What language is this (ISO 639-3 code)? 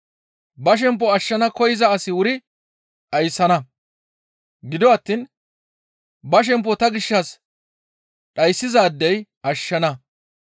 gmv